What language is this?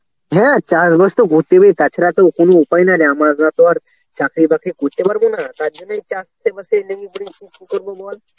Bangla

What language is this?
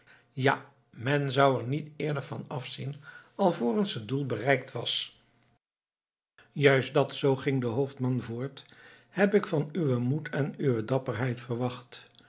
Dutch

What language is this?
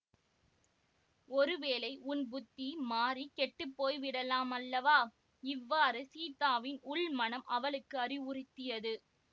Tamil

